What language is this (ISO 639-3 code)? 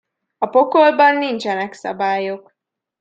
hun